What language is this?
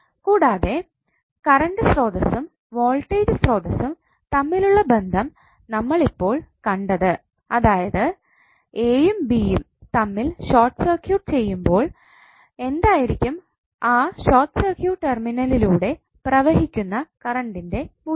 Malayalam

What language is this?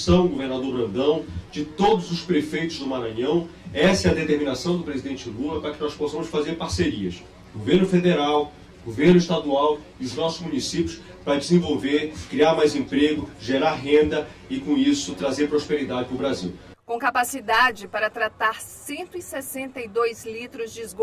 Portuguese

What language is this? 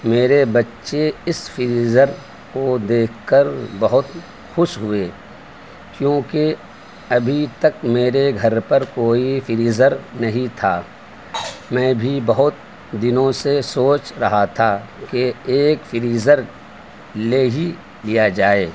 Urdu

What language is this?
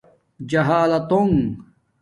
Domaaki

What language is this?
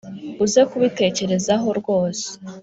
Kinyarwanda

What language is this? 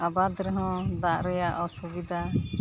Santali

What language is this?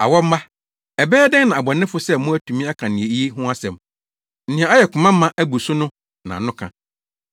Akan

